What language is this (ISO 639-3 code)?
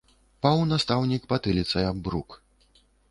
bel